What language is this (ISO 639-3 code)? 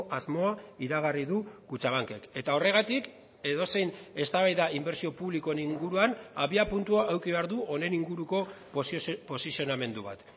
eus